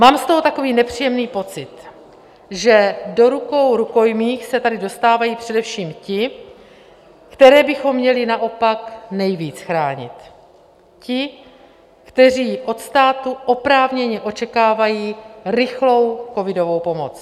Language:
Czech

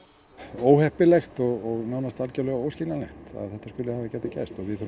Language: Icelandic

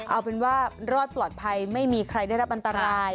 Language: Thai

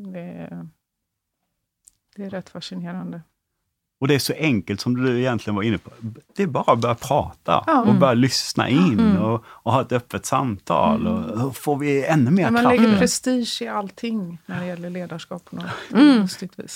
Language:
Swedish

